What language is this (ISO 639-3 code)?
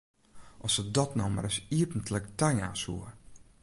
fry